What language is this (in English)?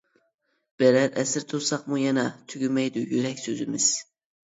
Uyghur